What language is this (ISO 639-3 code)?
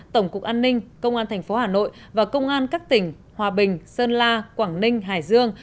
vie